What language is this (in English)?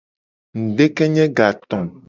Gen